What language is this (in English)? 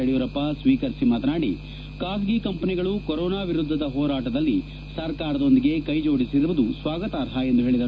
Kannada